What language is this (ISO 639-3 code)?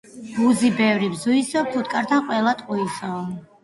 kat